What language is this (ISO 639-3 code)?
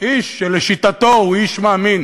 heb